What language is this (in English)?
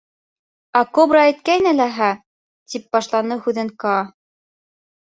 Bashkir